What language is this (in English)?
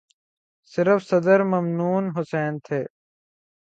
Urdu